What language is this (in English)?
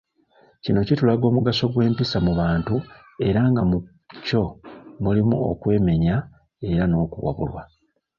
Ganda